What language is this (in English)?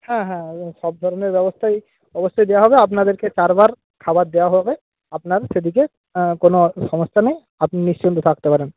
Bangla